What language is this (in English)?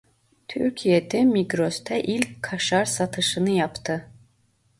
Turkish